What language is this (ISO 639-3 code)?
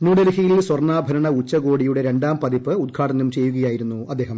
mal